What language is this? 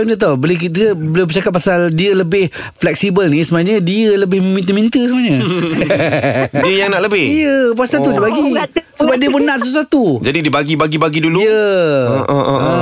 Malay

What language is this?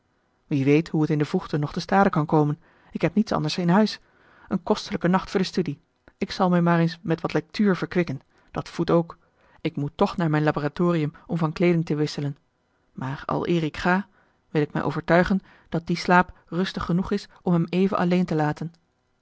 Dutch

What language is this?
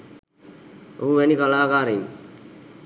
Sinhala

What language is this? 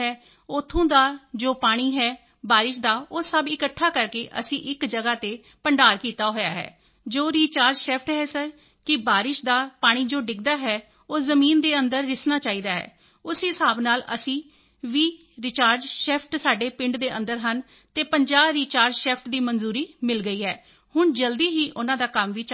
Punjabi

